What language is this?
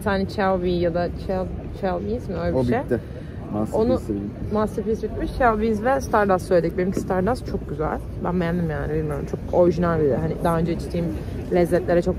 Turkish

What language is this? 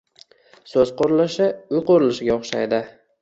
Uzbek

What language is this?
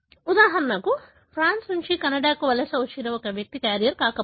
Telugu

